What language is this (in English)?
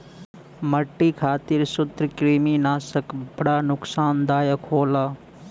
Bhojpuri